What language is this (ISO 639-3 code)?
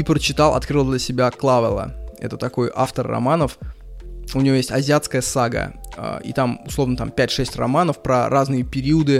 rus